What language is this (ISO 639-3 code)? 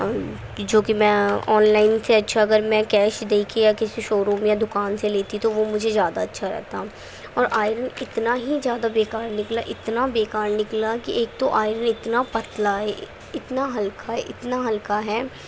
urd